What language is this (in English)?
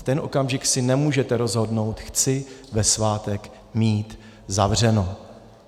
Czech